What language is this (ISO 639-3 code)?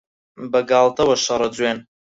ckb